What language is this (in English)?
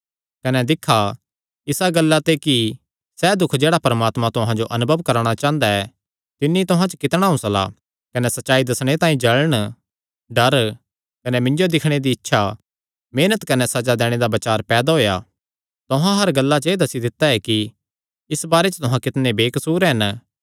Kangri